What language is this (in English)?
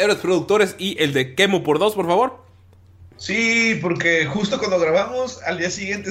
Spanish